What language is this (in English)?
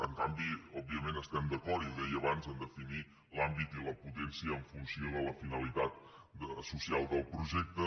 Catalan